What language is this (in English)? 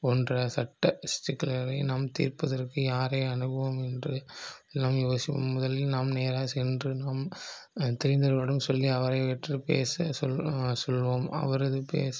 Tamil